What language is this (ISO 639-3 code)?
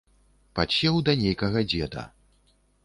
bel